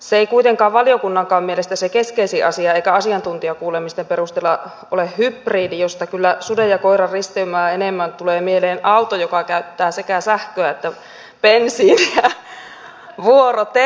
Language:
Finnish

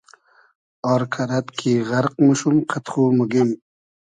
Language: Hazaragi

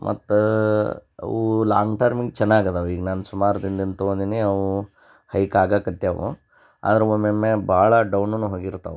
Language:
Kannada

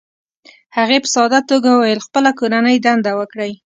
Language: Pashto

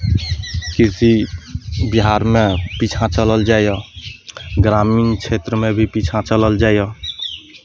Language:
Maithili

